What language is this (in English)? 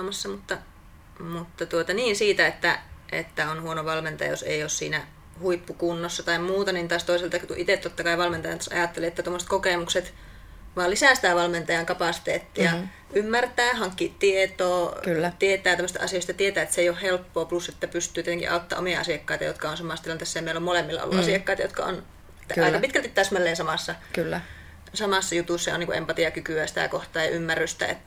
Finnish